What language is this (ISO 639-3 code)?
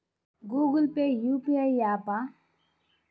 tel